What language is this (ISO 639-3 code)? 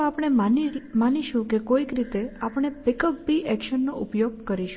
guj